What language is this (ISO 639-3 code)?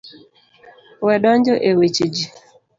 luo